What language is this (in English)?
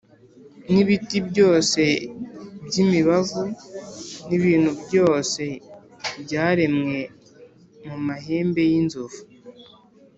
Kinyarwanda